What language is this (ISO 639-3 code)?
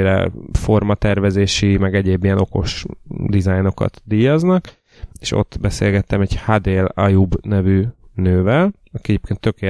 hun